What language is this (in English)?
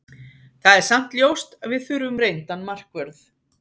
Icelandic